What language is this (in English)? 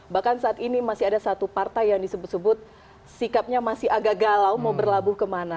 Indonesian